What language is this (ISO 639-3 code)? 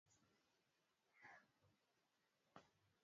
swa